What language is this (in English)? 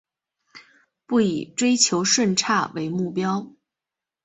Chinese